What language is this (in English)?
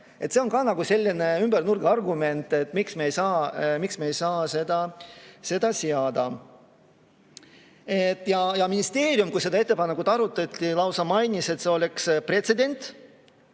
Estonian